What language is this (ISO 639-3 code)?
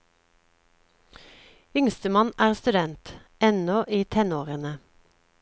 nor